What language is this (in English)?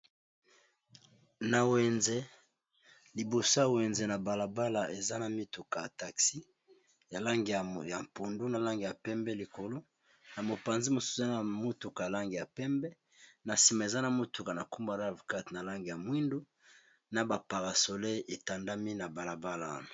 Lingala